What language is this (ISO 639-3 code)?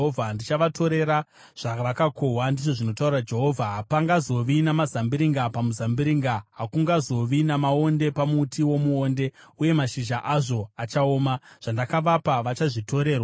sna